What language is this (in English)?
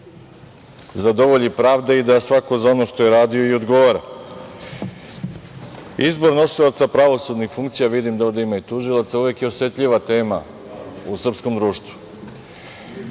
Serbian